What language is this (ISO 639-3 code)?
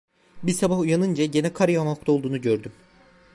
tur